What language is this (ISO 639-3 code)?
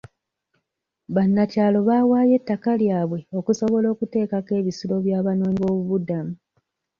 lug